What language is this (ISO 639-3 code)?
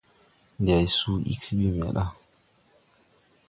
tui